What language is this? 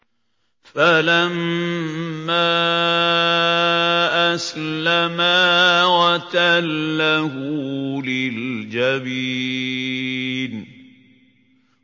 Arabic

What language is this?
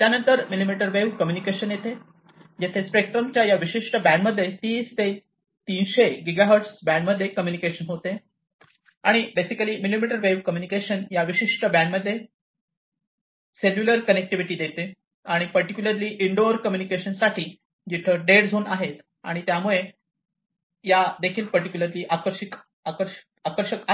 Marathi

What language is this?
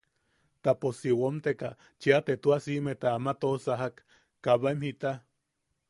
Yaqui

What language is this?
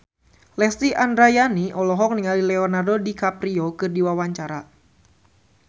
Sundanese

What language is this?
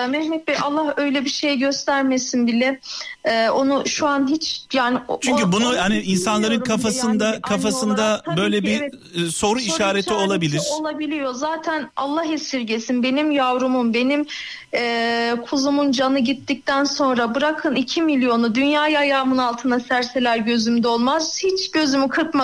Turkish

